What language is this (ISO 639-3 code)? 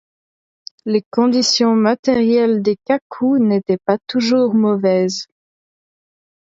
fra